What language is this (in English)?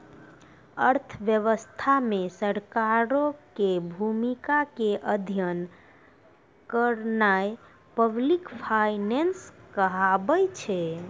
Maithili